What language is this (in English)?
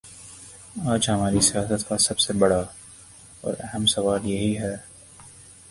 Urdu